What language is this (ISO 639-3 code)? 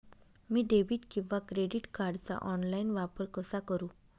mar